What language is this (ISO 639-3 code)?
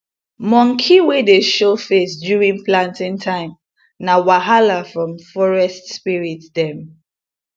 pcm